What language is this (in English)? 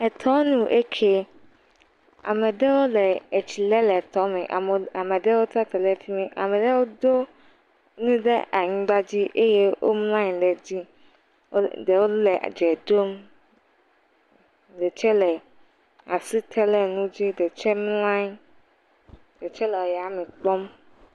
Ewe